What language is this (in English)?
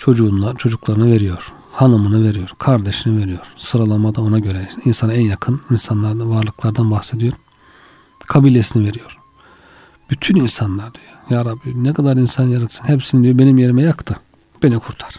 Turkish